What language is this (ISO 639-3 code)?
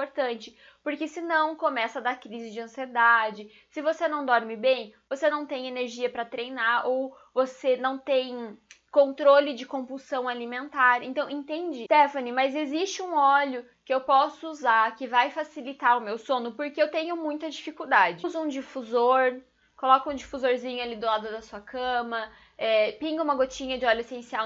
por